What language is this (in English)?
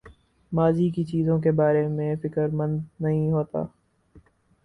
Urdu